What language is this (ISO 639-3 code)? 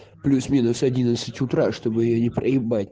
rus